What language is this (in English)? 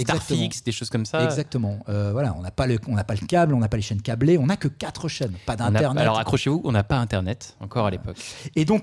French